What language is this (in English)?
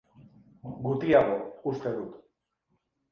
Basque